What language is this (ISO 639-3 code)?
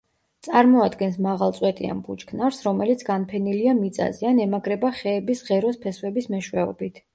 kat